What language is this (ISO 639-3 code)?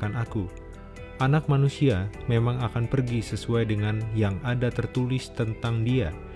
ind